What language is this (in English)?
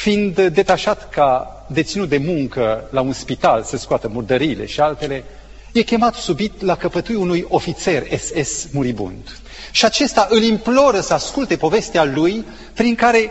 Romanian